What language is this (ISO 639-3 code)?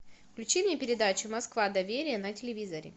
rus